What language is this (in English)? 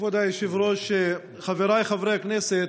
Hebrew